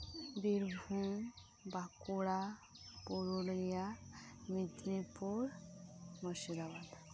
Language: Santali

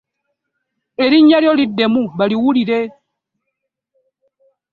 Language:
Ganda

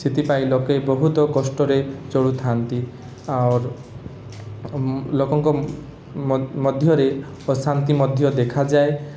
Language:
Odia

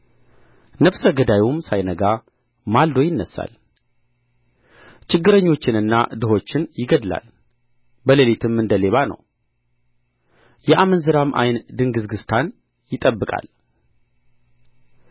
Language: Amharic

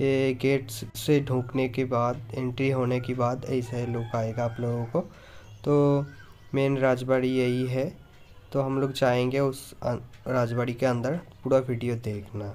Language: Hindi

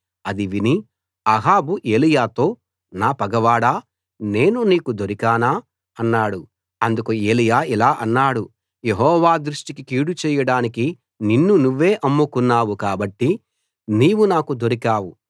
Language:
Telugu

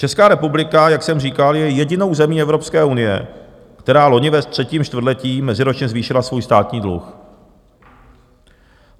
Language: Czech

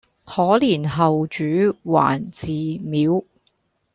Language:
Cantonese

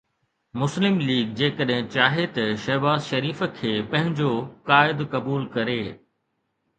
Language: Sindhi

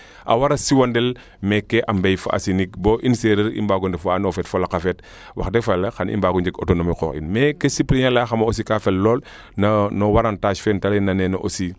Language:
Serer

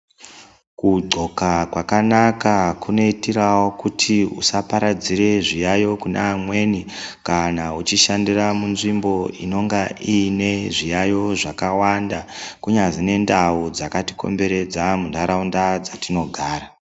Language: Ndau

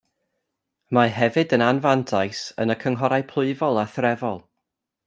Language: Welsh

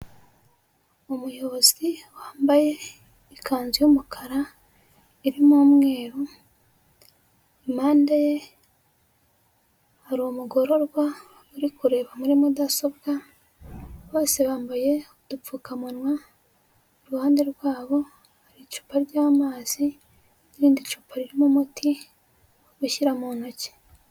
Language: Kinyarwanda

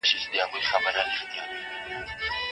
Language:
Pashto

